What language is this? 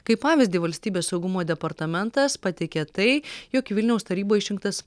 Lithuanian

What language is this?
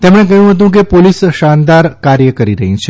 Gujarati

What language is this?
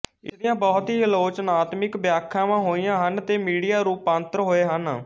Punjabi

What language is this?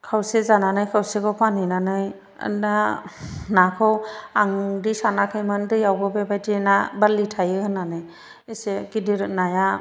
Bodo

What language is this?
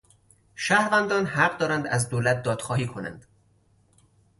Persian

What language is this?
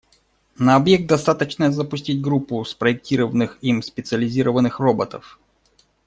Russian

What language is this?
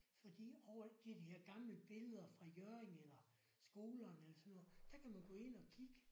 Danish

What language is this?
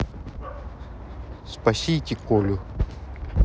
Russian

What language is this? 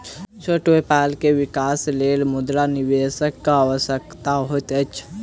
Maithili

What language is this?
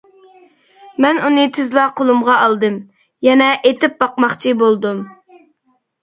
Uyghur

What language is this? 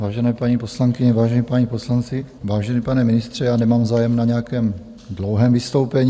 Czech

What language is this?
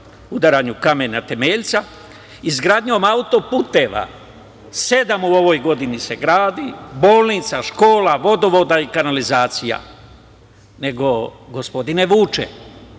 Serbian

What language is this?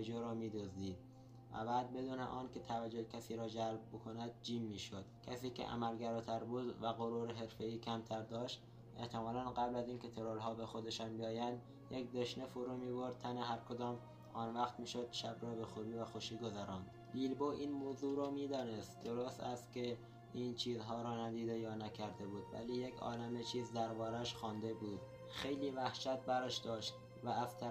Persian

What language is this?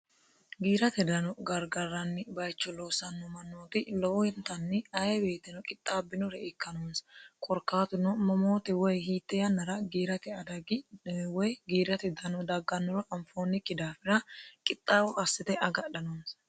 Sidamo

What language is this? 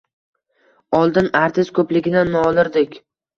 Uzbek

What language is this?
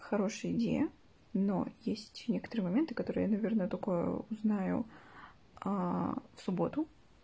Russian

